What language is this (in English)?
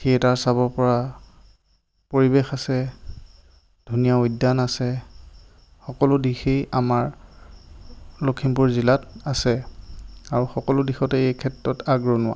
Assamese